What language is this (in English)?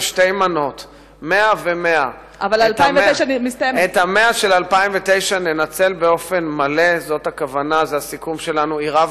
Hebrew